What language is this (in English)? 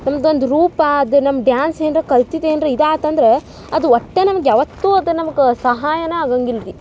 Kannada